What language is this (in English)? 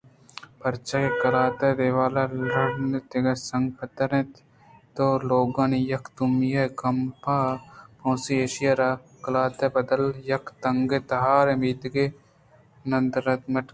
Eastern Balochi